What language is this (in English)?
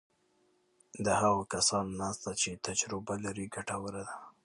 Pashto